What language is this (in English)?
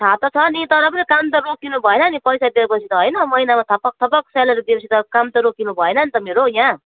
Nepali